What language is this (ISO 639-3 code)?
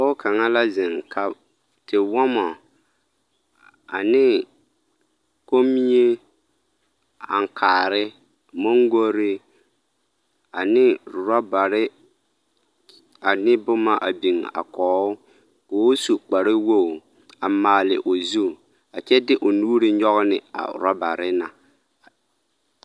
dga